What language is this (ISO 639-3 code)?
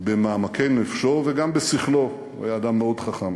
heb